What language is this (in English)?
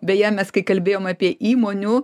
Lithuanian